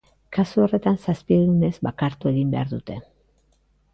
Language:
Basque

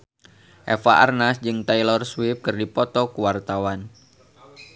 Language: Sundanese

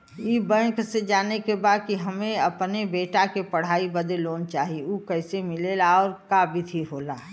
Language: Bhojpuri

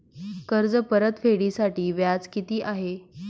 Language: Marathi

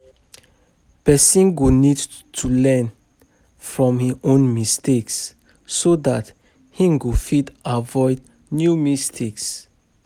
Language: Nigerian Pidgin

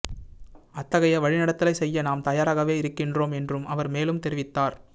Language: Tamil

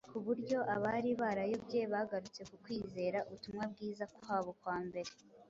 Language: Kinyarwanda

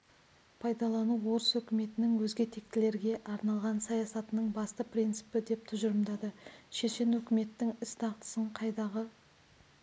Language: Kazakh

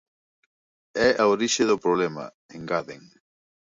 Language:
Galician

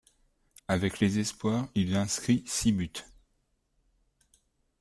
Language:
French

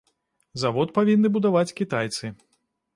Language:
Belarusian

